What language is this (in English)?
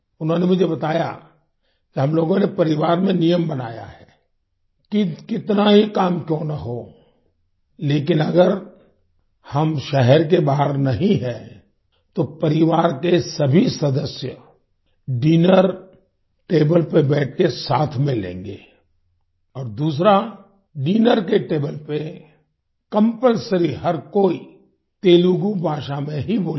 Hindi